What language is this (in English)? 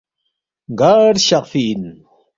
Balti